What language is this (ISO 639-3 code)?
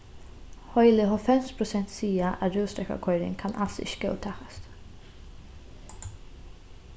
fao